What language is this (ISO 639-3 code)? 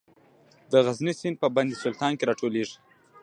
pus